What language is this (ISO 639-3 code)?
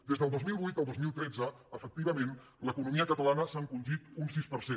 cat